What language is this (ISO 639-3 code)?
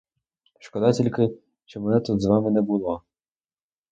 ukr